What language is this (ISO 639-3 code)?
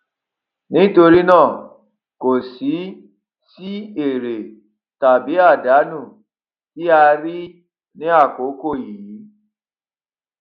yor